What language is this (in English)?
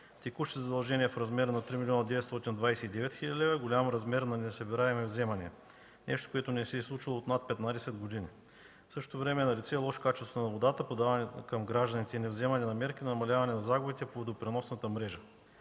Bulgarian